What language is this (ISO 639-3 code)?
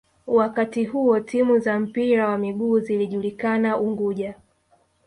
swa